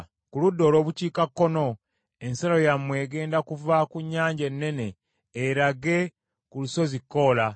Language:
Ganda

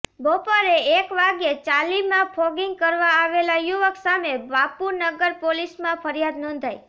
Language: Gujarati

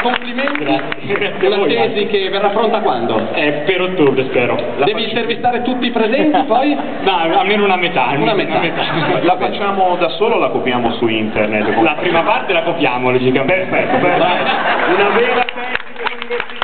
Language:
Italian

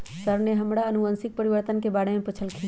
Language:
Magahi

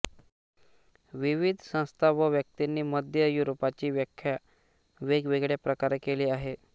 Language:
Marathi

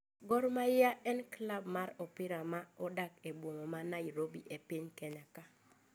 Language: Luo (Kenya and Tanzania)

